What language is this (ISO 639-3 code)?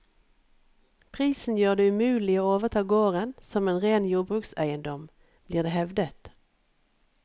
nor